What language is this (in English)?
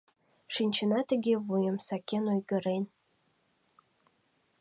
Mari